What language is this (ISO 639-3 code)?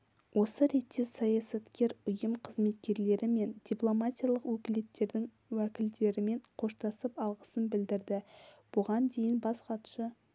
kaz